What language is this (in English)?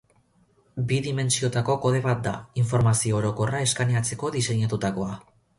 Basque